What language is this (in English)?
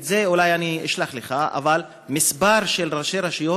Hebrew